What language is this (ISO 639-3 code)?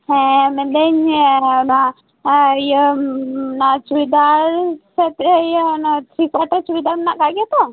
sat